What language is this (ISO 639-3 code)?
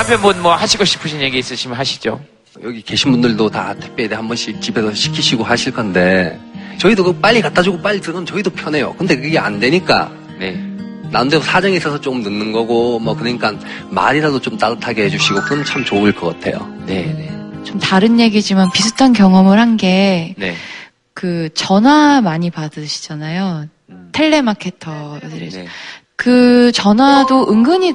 kor